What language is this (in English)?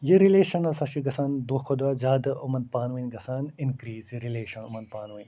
Kashmiri